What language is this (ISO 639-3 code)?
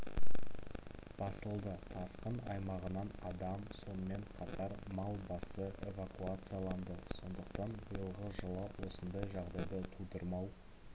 kaz